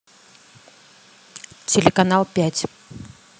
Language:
Russian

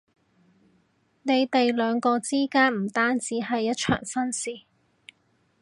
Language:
Cantonese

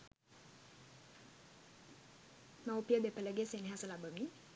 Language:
Sinhala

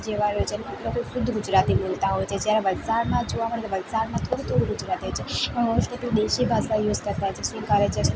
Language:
Gujarati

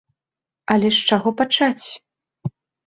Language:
Belarusian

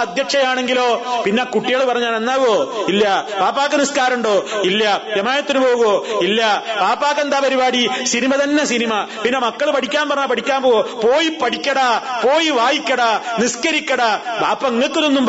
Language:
Malayalam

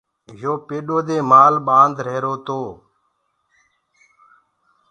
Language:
Gurgula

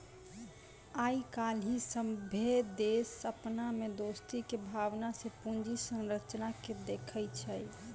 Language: Maithili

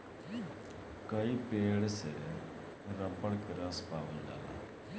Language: Bhojpuri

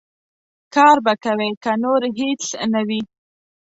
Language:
Pashto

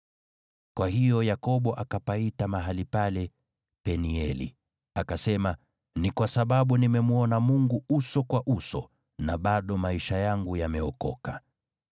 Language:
Swahili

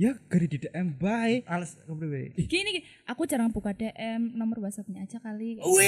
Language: Indonesian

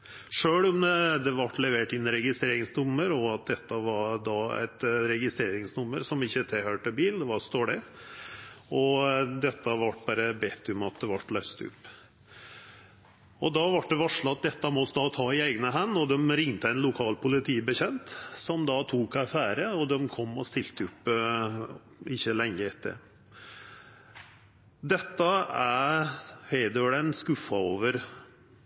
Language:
Norwegian Nynorsk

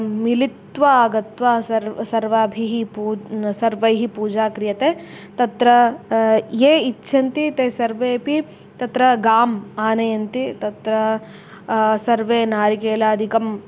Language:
Sanskrit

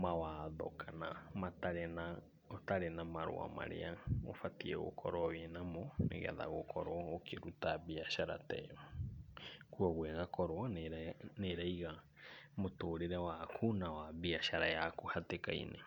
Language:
Kikuyu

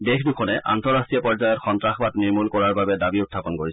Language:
Assamese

